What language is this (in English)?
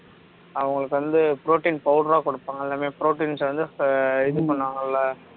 Tamil